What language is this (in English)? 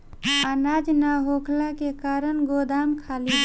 Bhojpuri